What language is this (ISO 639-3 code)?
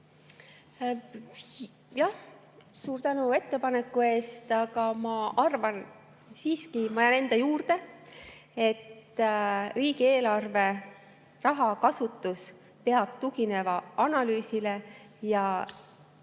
est